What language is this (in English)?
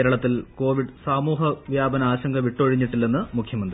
Malayalam